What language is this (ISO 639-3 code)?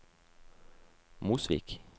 nor